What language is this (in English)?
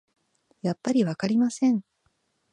Japanese